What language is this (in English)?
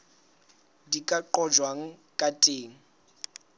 Southern Sotho